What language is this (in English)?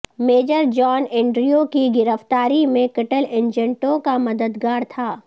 Urdu